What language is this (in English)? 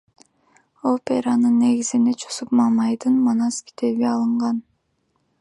Kyrgyz